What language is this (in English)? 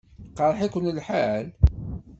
Kabyle